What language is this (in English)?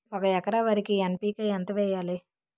Telugu